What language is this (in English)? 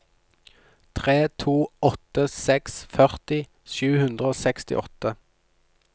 Norwegian